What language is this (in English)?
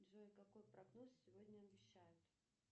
Russian